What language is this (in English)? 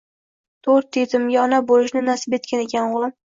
Uzbek